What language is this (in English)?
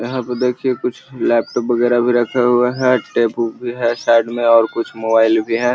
Magahi